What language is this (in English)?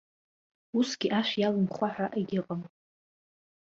Abkhazian